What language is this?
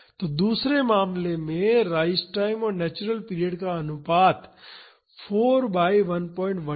Hindi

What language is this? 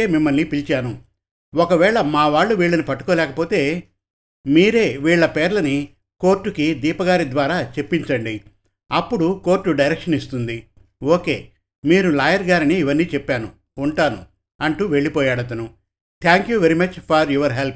Telugu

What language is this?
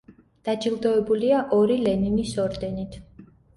Georgian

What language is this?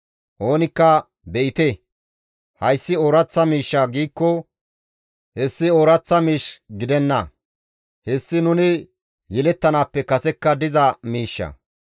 Gamo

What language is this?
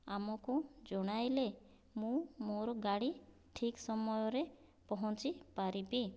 Odia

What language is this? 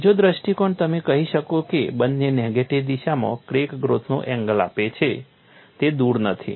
Gujarati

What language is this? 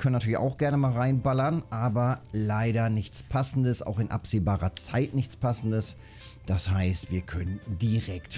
German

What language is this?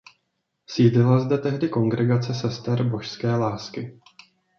Czech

